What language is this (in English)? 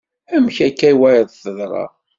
Kabyle